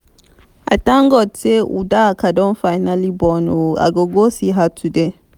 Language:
Nigerian Pidgin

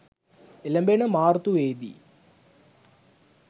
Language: Sinhala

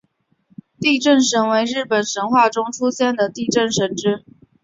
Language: Chinese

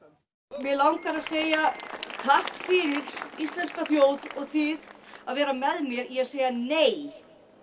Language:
Icelandic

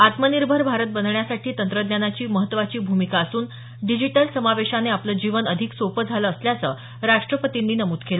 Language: Marathi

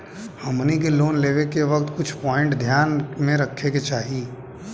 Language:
Bhojpuri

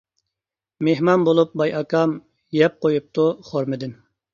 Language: Uyghur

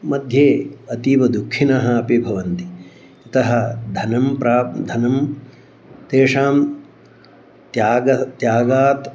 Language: Sanskrit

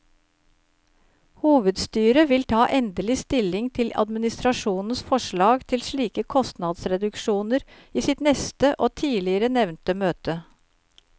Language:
Norwegian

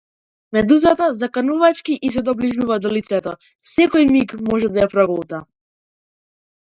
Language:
Macedonian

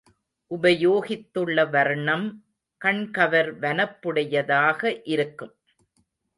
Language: Tamil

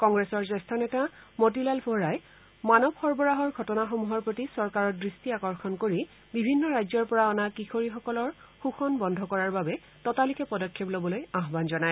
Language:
Assamese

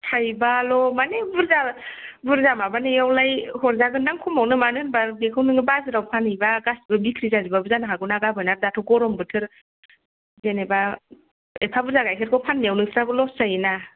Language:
Bodo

